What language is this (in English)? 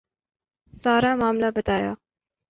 Urdu